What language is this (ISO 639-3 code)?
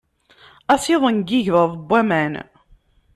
kab